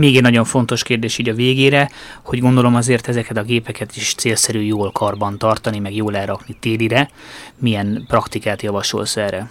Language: Hungarian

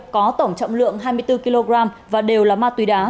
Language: Vietnamese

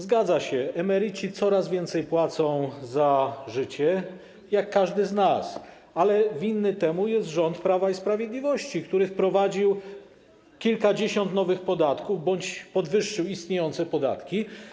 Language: Polish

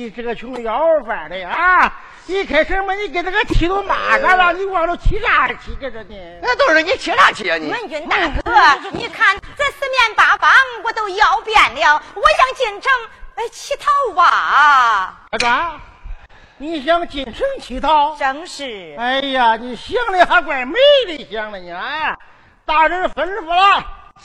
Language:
Chinese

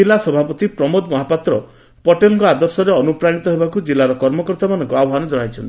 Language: Odia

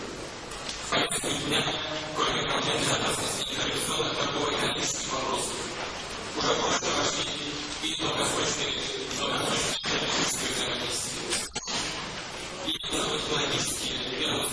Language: Russian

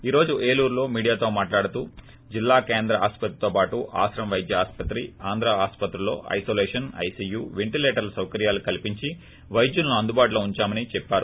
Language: Telugu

